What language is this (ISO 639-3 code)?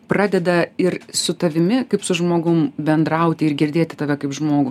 lit